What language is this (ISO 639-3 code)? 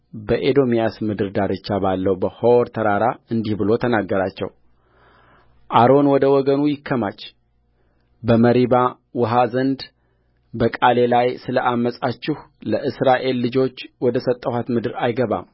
amh